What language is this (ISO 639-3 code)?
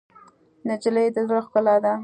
pus